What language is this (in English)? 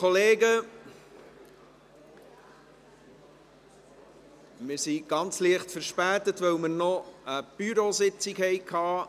Swiss German